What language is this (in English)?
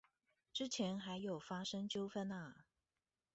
Chinese